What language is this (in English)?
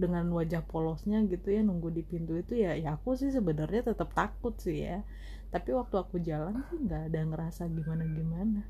Indonesian